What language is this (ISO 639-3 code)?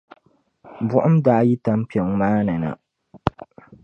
dag